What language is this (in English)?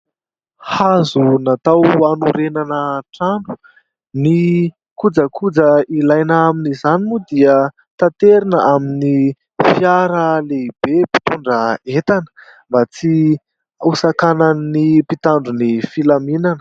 Malagasy